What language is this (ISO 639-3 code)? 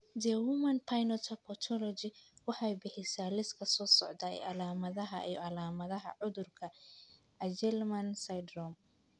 som